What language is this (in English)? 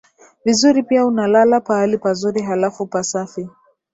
Swahili